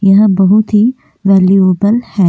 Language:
Hindi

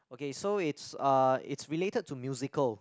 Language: English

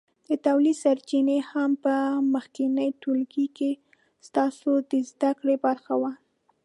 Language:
Pashto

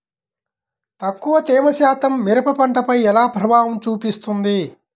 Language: Telugu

